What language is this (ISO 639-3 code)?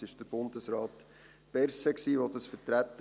gsw